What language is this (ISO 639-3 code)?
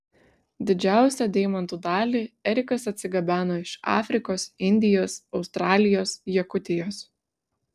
lit